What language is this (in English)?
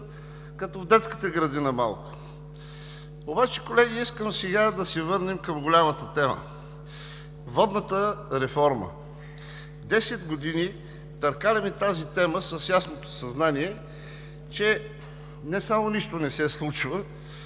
Bulgarian